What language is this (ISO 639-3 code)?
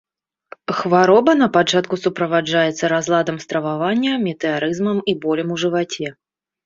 bel